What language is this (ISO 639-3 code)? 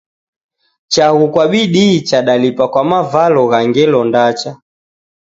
dav